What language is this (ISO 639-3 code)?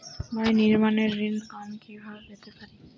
ben